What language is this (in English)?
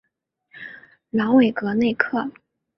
Chinese